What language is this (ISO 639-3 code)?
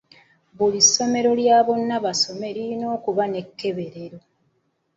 lug